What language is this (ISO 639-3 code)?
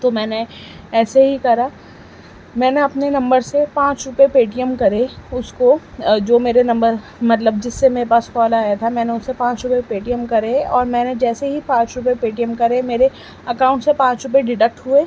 urd